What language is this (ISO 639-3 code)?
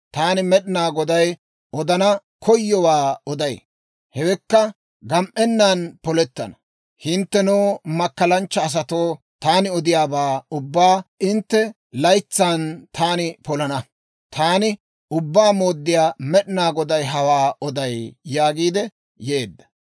dwr